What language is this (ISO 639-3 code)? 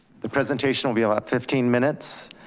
eng